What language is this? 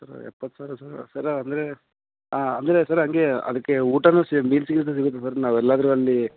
Kannada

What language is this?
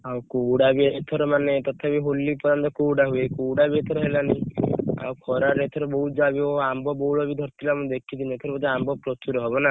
Odia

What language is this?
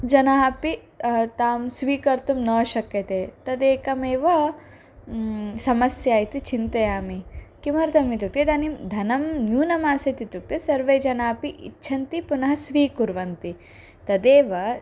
Sanskrit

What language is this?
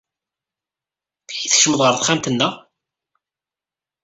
Kabyle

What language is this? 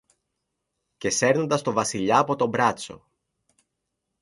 Greek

